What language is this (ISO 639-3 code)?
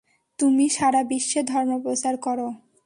ben